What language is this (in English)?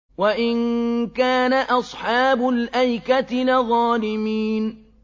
Arabic